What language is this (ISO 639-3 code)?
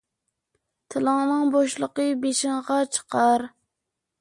uig